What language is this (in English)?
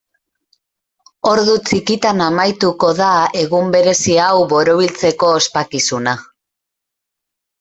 Basque